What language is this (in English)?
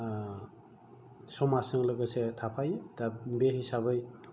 Bodo